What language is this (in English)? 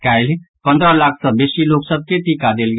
Maithili